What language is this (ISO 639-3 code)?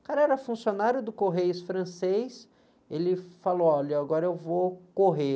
por